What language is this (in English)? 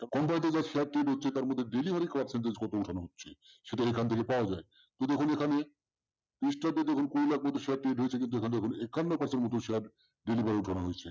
Bangla